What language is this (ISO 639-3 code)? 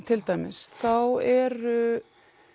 isl